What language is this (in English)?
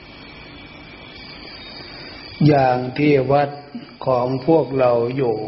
Thai